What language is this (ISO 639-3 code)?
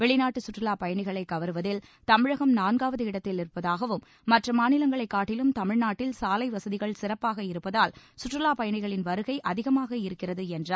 tam